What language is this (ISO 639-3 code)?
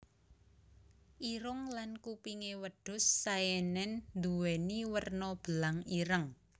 jav